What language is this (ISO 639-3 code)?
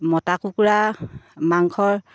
asm